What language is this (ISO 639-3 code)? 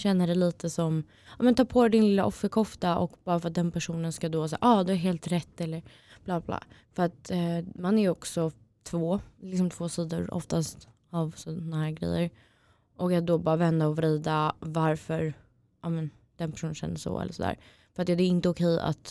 swe